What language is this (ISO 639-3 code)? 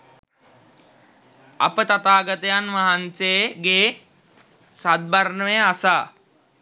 sin